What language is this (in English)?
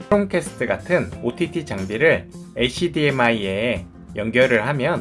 Korean